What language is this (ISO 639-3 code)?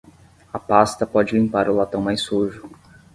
por